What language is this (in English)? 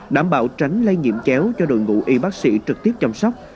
Vietnamese